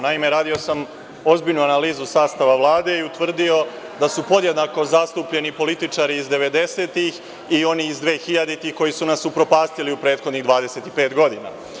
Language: Serbian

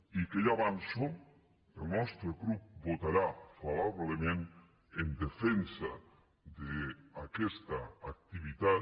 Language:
Catalan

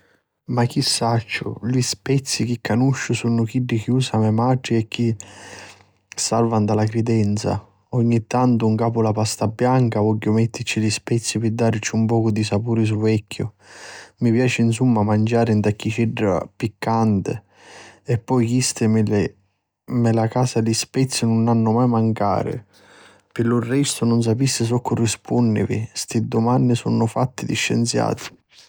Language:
Sicilian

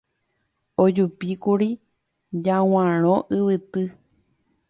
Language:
Guarani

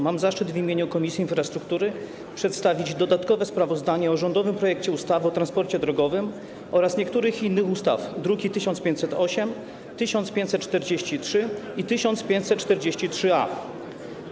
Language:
Polish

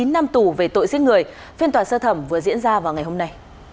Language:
Vietnamese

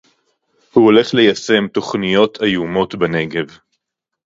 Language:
Hebrew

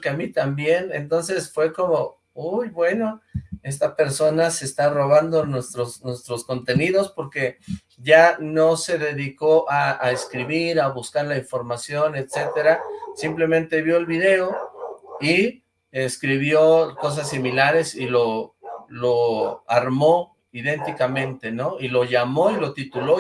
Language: Spanish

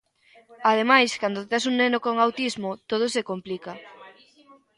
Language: Galician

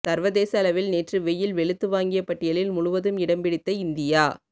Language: Tamil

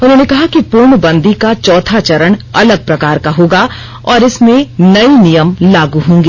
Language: Hindi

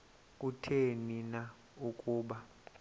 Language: Xhosa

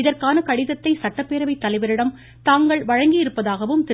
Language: Tamil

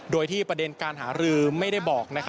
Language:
Thai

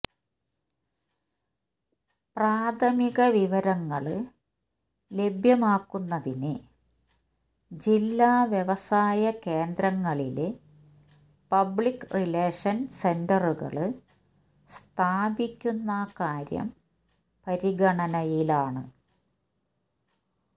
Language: Malayalam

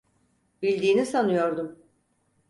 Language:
Turkish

